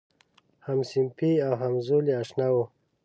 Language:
Pashto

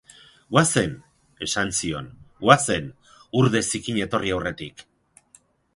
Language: Basque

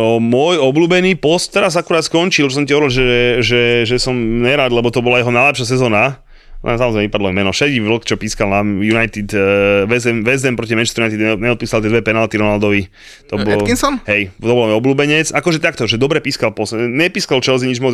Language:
Slovak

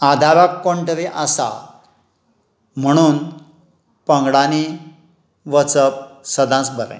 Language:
Konkani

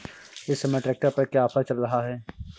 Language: Hindi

